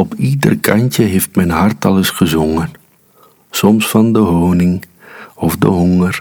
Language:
Dutch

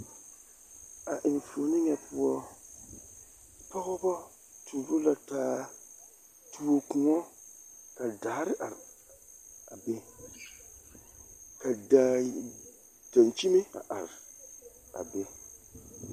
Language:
Southern Dagaare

